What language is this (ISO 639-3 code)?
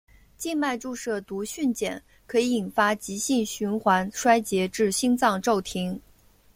zho